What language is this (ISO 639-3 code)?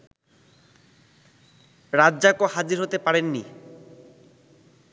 ben